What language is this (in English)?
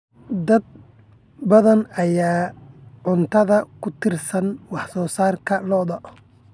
Somali